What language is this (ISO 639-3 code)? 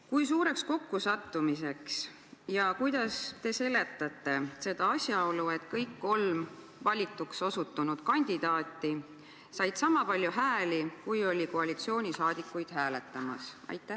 est